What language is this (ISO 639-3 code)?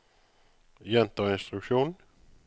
nor